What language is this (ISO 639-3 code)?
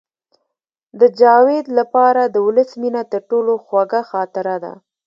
pus